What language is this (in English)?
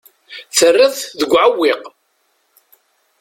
Kabyle